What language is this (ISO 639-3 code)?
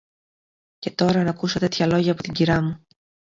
ell